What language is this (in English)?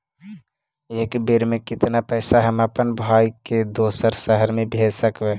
Magahi